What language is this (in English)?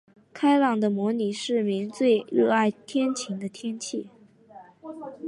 Chinese